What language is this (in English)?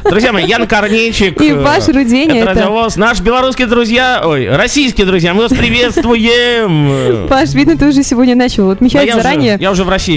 Russian